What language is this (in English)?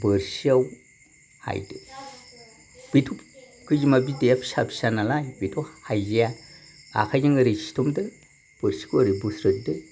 Bodo